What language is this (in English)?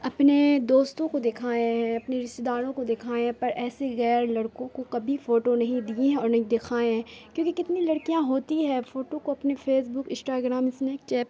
Urdu